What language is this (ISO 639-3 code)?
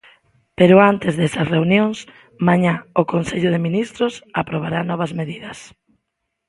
glg